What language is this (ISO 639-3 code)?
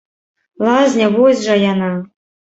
bel